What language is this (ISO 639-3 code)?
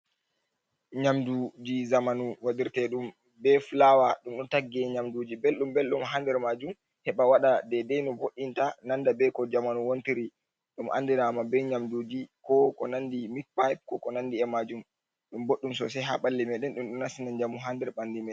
ful